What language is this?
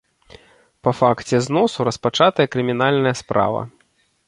Belarusian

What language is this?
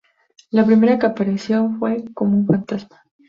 Spanish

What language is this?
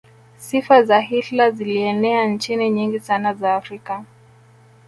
Swahili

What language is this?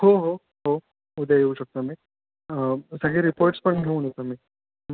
Marathi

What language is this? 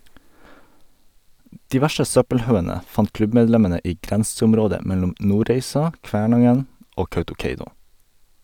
Norwegian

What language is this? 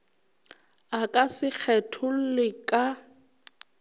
Northern Sotho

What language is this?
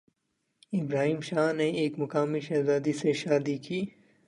Urdu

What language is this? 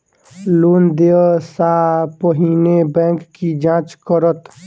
Maithili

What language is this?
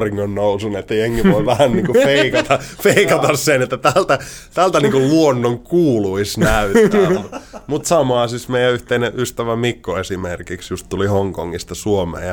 Finnish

